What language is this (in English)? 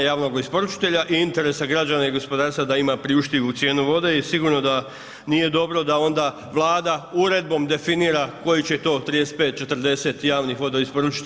Croatian